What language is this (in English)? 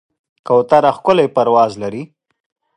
Pashto